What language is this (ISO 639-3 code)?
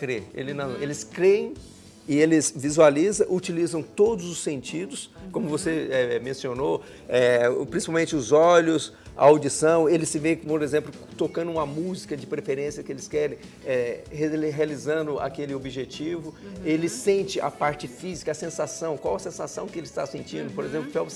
por